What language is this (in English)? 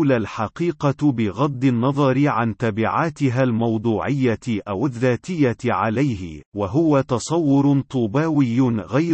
Arabic